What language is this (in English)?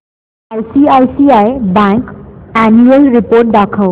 Marathi